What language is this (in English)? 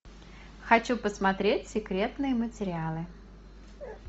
Russian